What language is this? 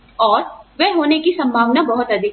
Hindi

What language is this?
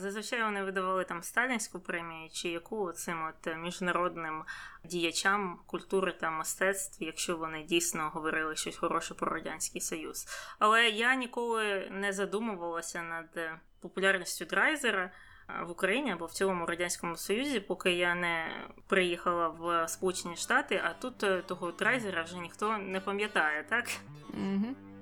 Ukrainian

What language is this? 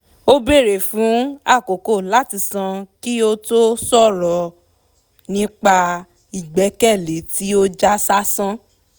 Yoruba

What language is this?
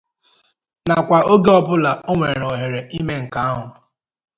Igbo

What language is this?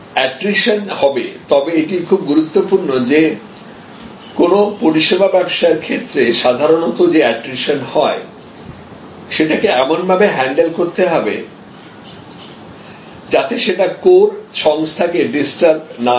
Bangla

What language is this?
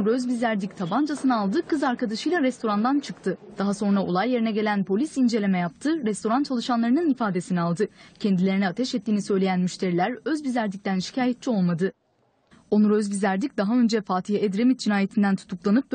Turkish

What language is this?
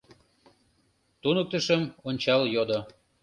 Mari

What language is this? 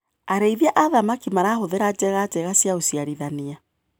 Kikuyu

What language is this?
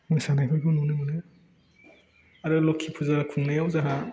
Bodo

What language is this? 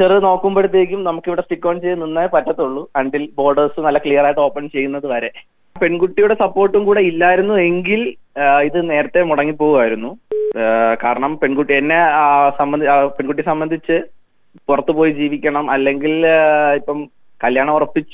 Malayalam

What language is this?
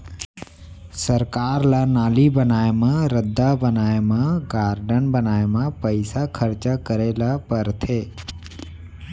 Chhattisgarhi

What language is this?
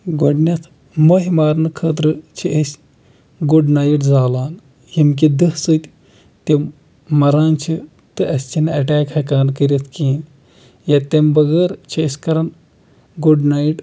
Kashmiri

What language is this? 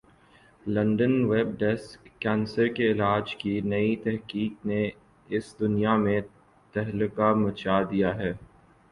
Urdu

